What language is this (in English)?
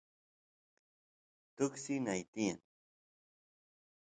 Santiago del Estero Quichua